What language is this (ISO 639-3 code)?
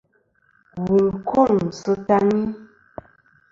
bkm